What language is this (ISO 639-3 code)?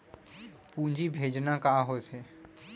hne